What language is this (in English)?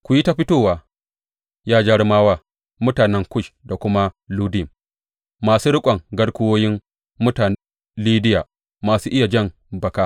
Hausa